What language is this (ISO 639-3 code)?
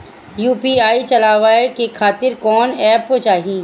bho